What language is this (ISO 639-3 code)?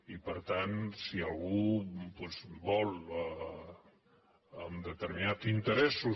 cat